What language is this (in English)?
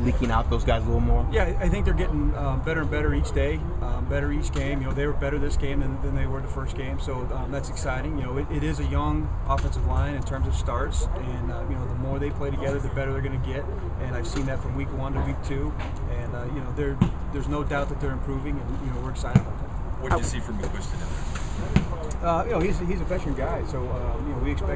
English